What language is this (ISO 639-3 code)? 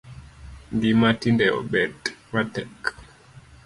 luo